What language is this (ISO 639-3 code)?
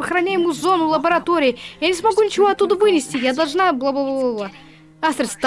rus